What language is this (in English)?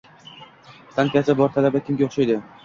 Uzbek